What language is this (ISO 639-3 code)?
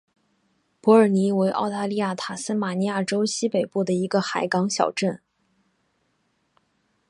zho